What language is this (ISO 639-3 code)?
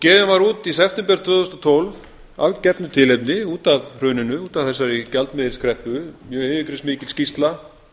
isl